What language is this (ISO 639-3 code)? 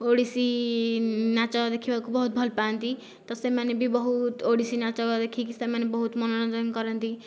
ori